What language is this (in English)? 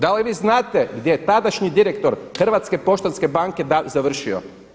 Croatian